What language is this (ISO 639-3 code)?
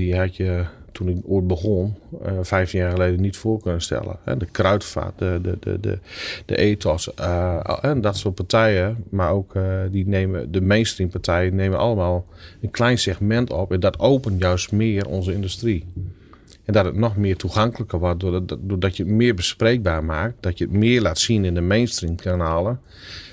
nld